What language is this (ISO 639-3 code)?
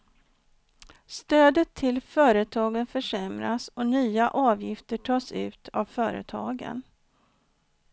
swe